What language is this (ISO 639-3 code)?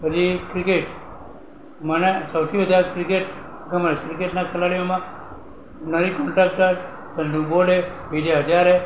guj